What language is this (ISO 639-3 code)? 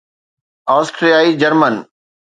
snd